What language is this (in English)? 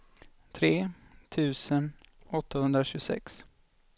Swedish